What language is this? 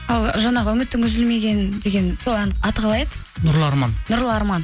Kazakh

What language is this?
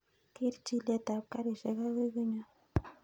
Kalenjin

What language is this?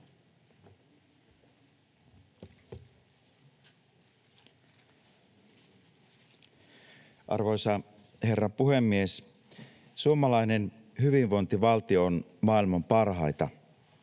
Finnish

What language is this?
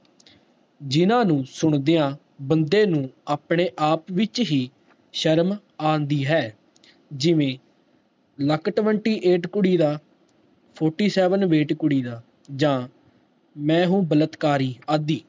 Punjabi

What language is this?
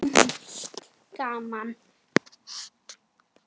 Icelandic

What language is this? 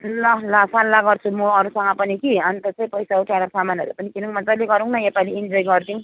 Nepali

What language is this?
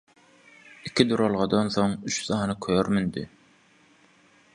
Turkmen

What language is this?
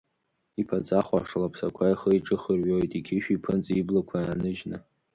Abkhazian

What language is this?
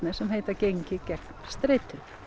Icelandic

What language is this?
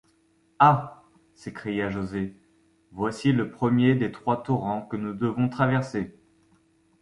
French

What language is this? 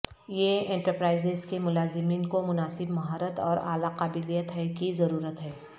Urdu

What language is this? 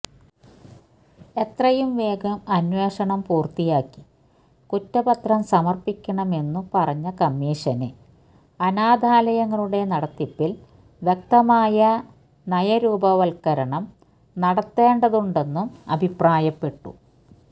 Malayalam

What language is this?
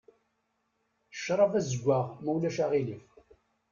Kabyle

